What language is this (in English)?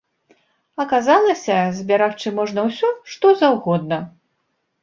Belarusian